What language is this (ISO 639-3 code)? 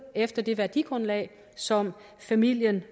dan